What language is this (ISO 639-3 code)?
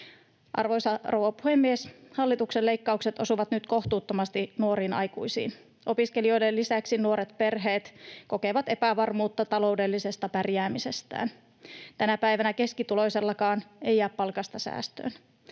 fin